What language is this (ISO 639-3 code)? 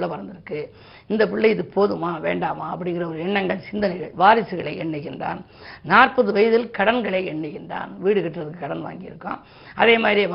tam